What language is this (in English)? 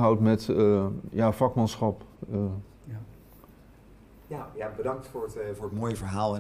Dutch